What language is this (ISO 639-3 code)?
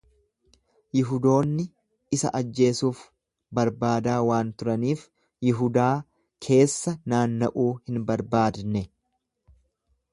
orm